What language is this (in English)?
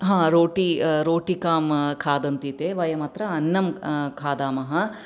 Sanskrit